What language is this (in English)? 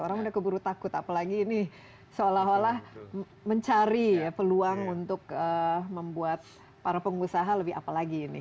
Indonesian